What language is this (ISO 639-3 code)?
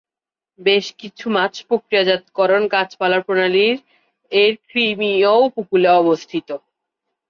ben